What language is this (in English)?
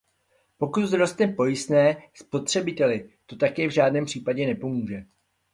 Czech